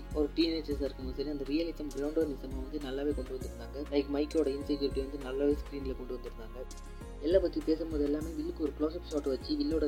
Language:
Malayalam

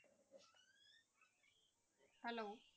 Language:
Punjabi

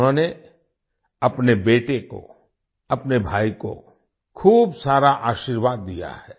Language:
Hindi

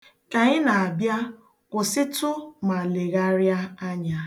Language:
Igbo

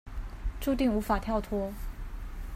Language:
Chinese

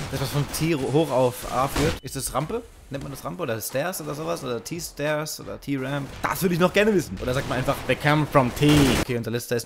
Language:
German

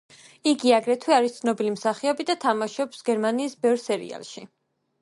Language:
Georgian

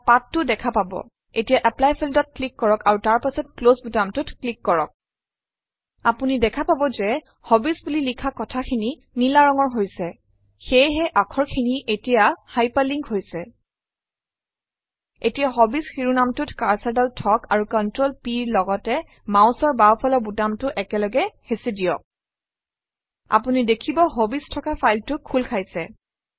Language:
Assamese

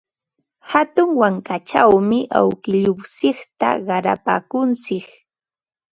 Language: Ambo-Pasco Quechua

